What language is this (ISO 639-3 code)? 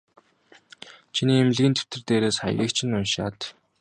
mon